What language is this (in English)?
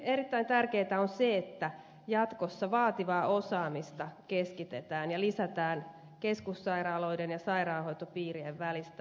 Finnish